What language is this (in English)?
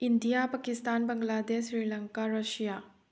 Manipuri